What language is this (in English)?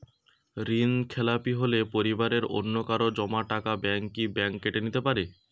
Bangla